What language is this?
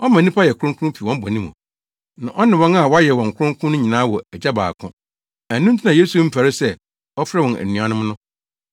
Akan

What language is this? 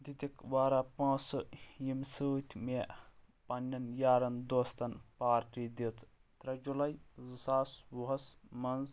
Kashmiri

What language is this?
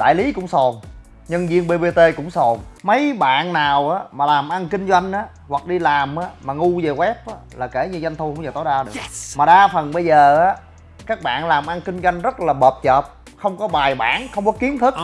Vietnamese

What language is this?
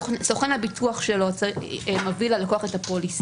Hebrew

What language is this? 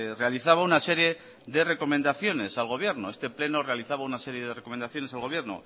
Spanish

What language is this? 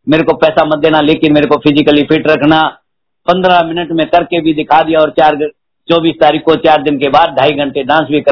Hindi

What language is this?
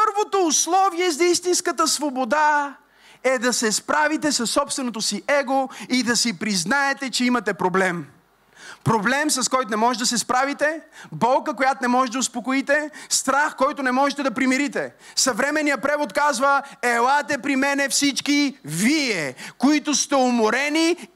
Bulgarian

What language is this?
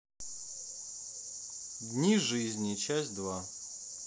Russian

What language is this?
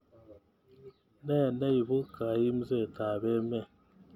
Kalenjin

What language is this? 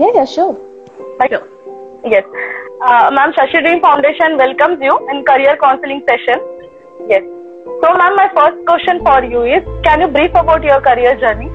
Hindi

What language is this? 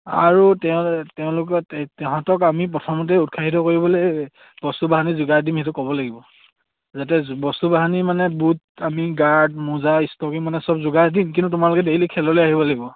Assamese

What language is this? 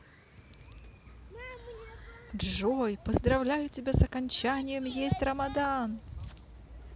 Russian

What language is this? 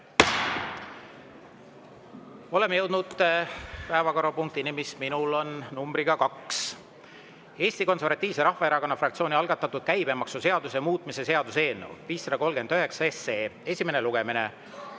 Estonian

